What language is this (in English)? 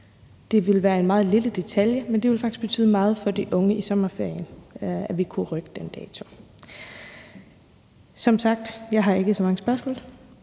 Danish